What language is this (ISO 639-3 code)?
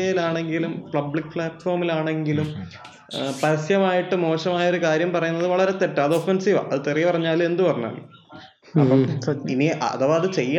mal